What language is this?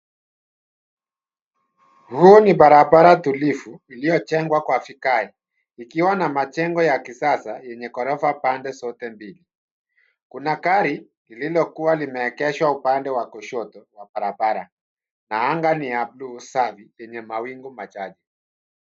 Swahili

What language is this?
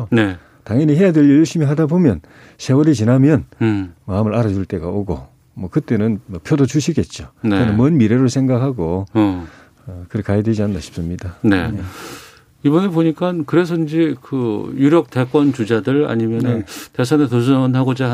Korean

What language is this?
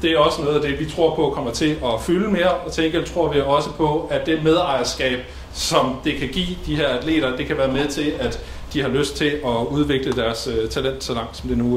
Danish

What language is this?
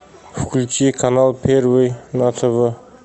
Russian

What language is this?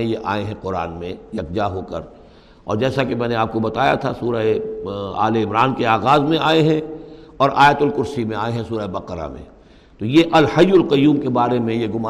Urdu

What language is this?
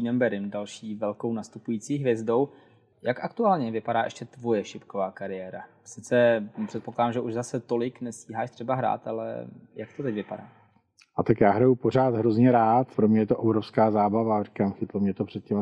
Czech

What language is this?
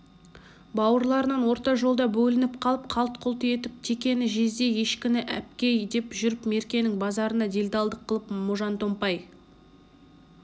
Kazakh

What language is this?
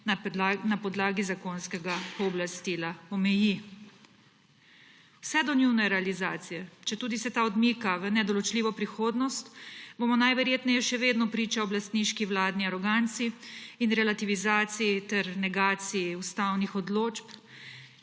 Slovenian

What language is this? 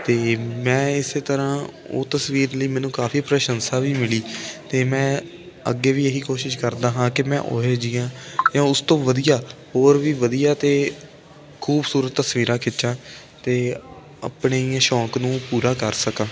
Punjabi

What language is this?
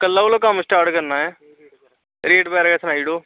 Dogri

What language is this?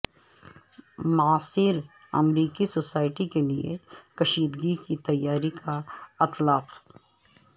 Urdu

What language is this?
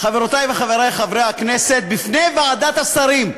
Hebrew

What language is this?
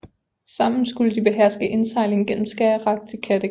Danish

